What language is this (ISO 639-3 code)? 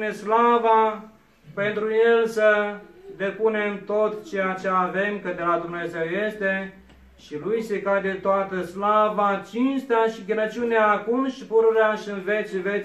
ron